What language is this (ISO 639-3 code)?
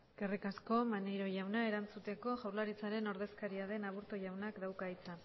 eus